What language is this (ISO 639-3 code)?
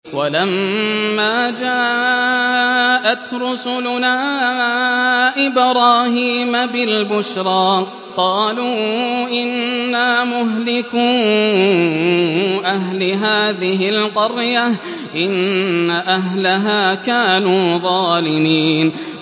ara